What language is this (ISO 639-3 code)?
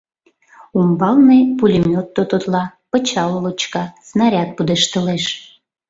chm